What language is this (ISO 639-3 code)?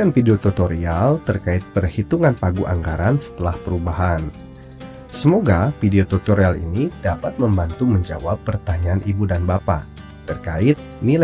ind